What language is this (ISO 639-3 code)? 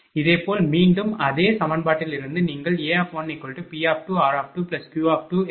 tam